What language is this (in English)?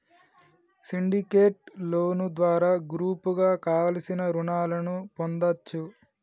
Telugu